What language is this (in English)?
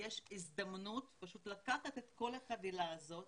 Hebrew